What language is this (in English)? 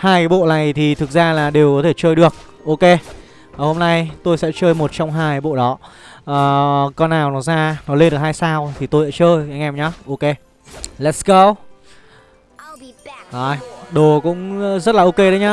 Vietnamese